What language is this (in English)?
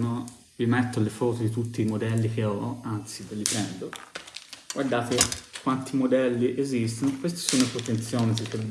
Italian